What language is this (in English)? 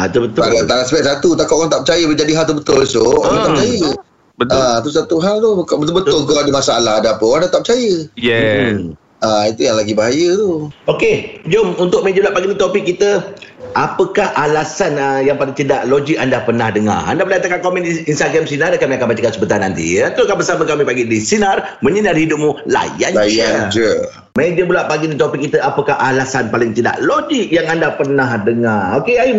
Malay